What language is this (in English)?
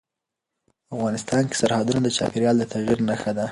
Pashto